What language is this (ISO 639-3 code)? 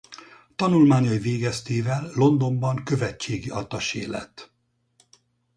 hun